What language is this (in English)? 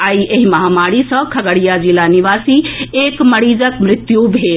Maithili